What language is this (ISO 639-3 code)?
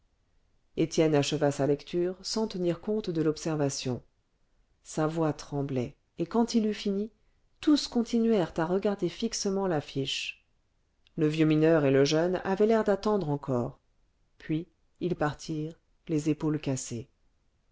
fra